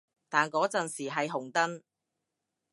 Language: Cantonese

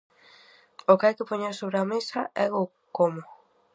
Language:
Galician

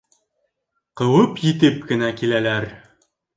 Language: Bashkir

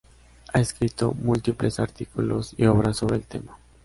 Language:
Spanish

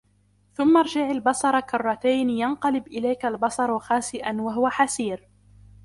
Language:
Arabic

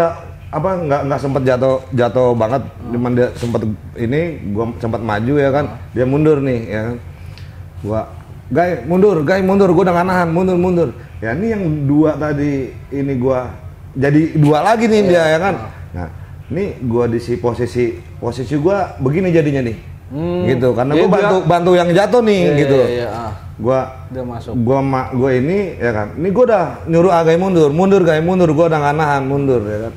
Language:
Indonesian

